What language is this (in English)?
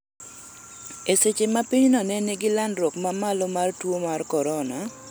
Luo (Kenya and Tanzania)